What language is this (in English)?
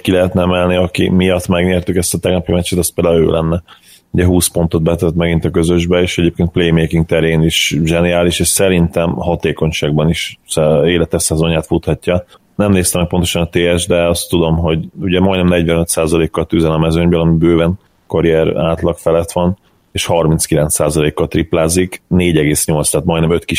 Hungarian